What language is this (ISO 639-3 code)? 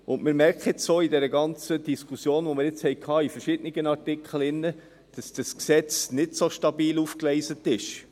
gsw